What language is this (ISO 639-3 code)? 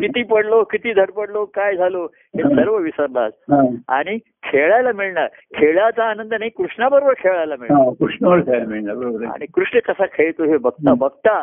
mar